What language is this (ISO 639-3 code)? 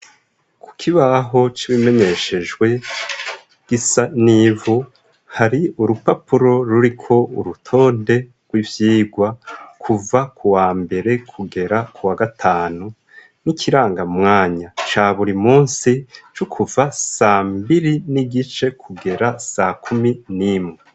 run